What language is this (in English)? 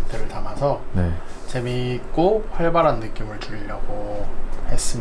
Korean